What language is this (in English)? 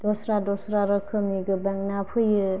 Bodo